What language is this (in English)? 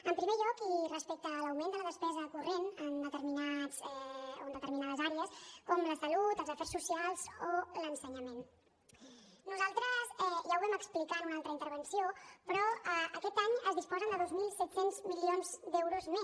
Catalan